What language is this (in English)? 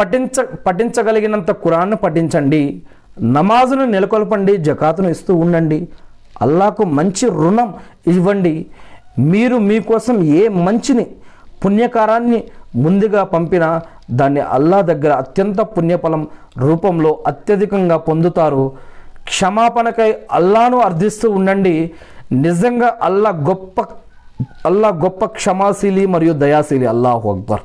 Telugu